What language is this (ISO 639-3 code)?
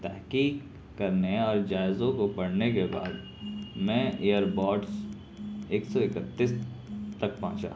urd